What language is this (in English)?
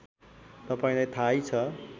Nepali